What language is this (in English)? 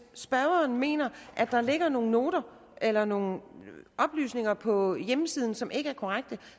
Danish